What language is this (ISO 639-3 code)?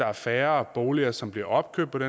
dan